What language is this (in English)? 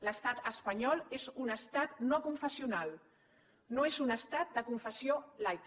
Catalan